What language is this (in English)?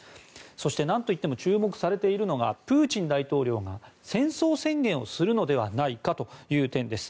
Japanese